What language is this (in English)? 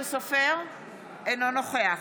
Hebrew